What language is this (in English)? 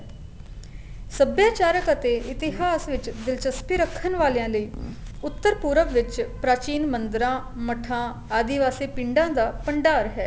Punjabi